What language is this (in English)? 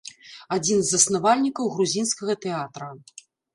Belarusian